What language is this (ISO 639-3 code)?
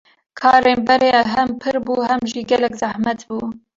kur